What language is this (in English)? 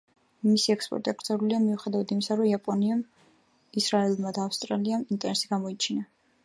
Georgian